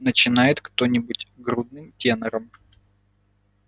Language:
Russian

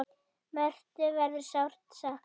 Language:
Icelandic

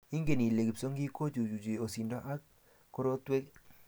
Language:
Kalenjin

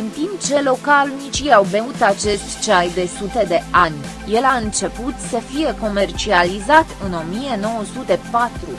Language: Romanian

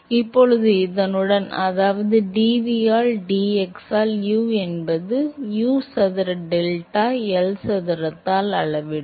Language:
Tamil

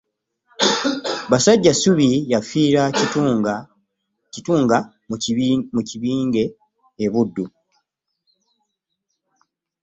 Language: Ganda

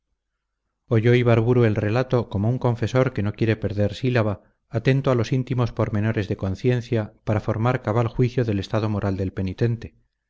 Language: Spanish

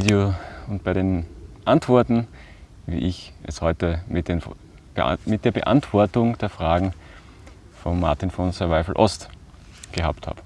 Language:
German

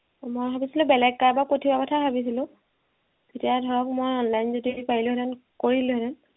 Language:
Assamese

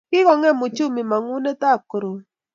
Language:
Kalenjin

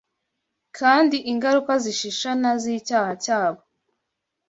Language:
Kinyarwanda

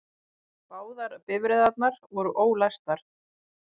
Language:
Icelandic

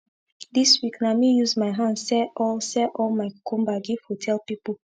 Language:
Nigerian Pidgin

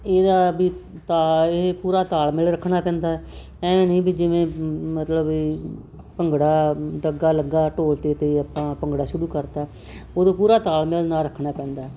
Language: Punjabi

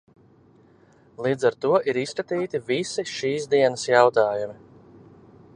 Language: Latvian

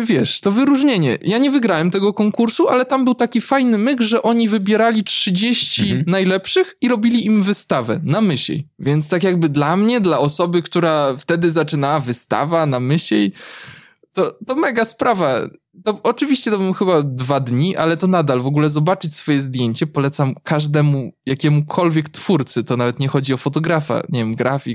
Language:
Polish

